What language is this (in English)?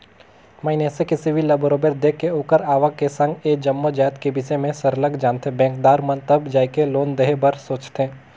Chhattisgarhi